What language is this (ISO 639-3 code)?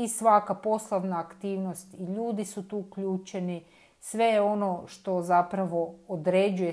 hrv